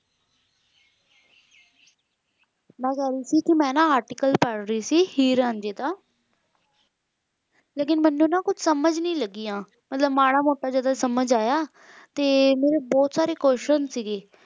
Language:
Punjabi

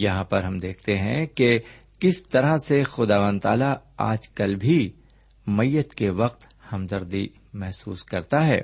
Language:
Urdu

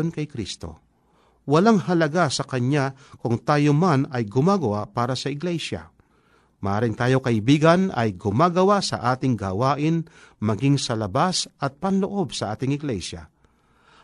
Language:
Filipino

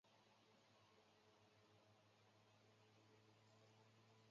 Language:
Chinese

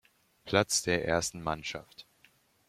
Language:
German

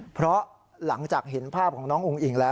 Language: Thai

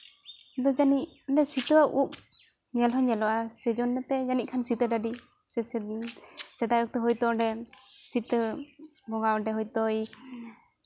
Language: Santali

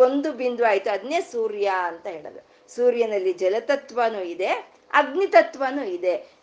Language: Kannada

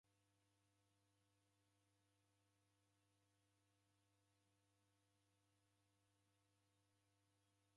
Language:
Taita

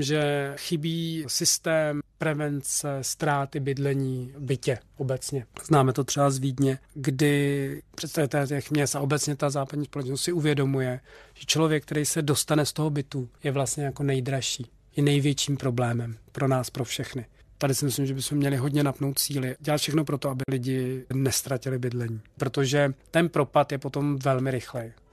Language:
Czech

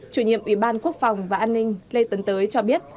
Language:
Vietnamese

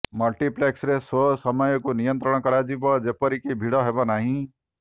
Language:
Odia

